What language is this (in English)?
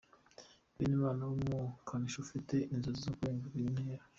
Kinyarwanda